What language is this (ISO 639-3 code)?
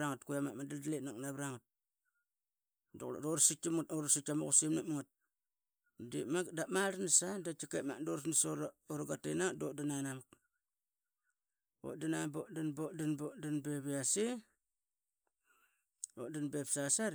byx